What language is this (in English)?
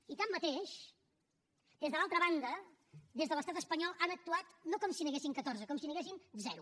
Catalan